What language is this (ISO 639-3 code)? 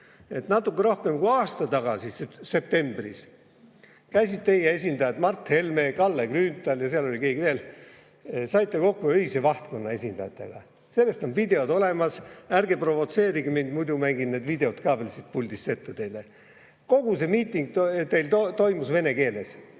est